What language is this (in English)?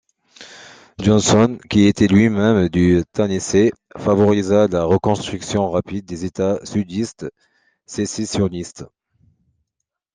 French